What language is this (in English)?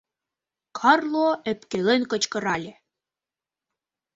Mari